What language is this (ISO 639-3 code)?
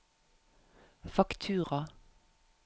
nor